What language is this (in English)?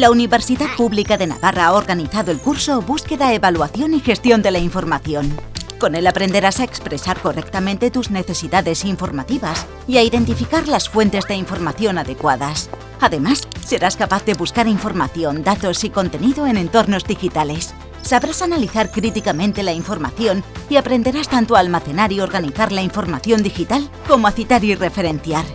Spanish